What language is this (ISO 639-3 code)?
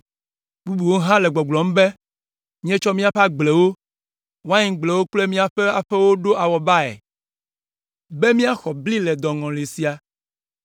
ewe